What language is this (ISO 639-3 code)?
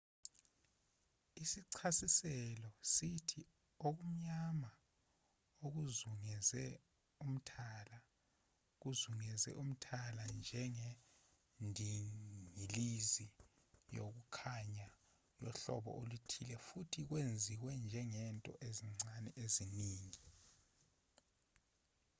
zul